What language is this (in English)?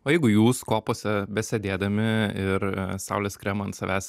Lithuanian